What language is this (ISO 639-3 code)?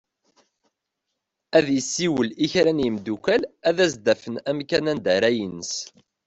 kab